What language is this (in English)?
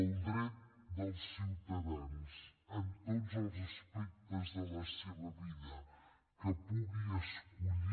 Catalan